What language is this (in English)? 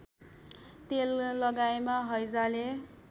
Nepali